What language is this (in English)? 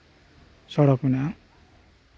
Santali